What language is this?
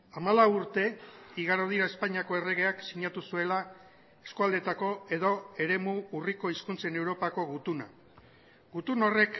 Basque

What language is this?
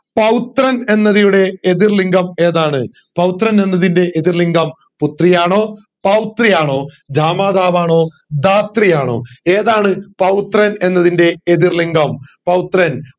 Malayalam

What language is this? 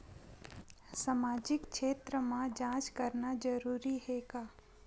Chhattisgarhi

